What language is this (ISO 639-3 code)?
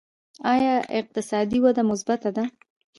pus